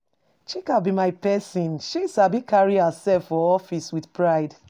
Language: Nigerian Pidgin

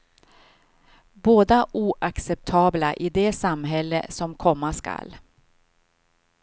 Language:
Swedish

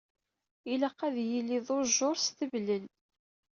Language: Kabyle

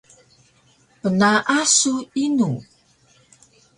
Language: Taroko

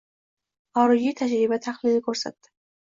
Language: Uzbek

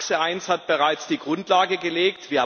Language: German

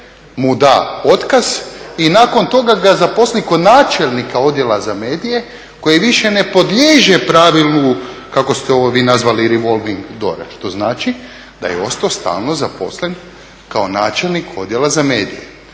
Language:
Croatian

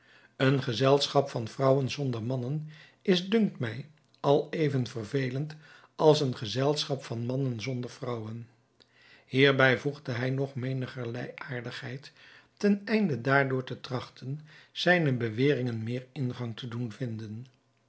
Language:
Dutch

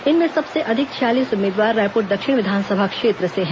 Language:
Hindi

